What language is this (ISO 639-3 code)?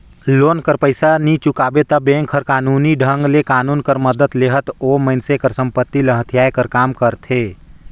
hne